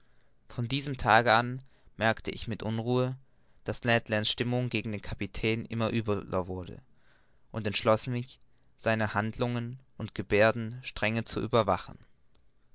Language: German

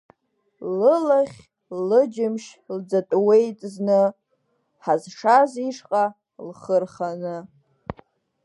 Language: Abkhazian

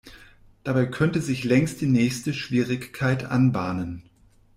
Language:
German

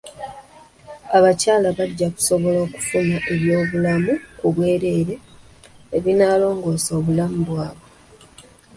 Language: Ganda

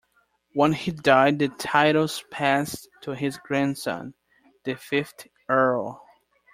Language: English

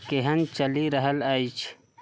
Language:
Maithili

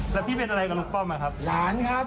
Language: Thai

